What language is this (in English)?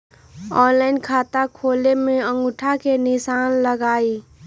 Magahi